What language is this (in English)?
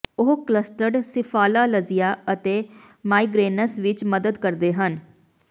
Punjabi